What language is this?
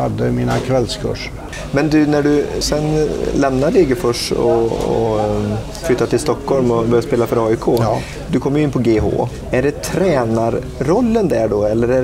Swedish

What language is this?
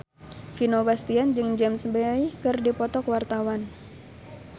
Sundanese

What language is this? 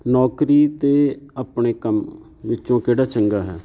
Punjabi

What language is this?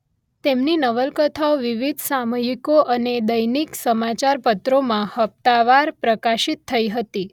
Gujarati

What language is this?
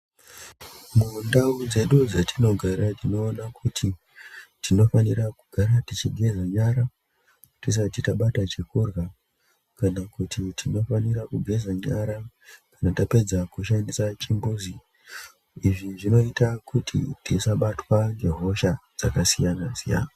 Ndau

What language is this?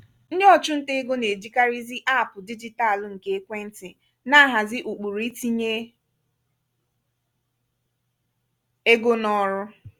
Igbo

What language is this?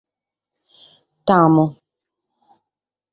Sardinian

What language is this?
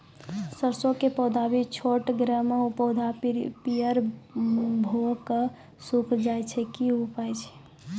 Maithili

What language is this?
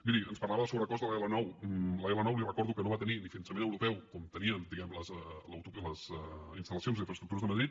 Catalan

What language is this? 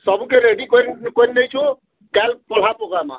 Odia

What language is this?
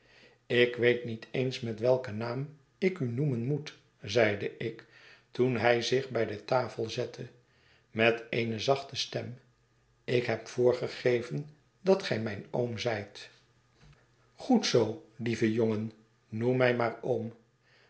Dutch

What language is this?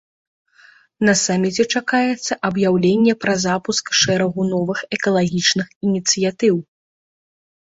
Belarusian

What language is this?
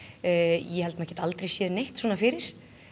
Icelandic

